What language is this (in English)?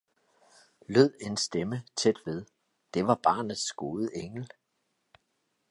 Danish